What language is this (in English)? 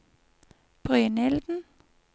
Norwegian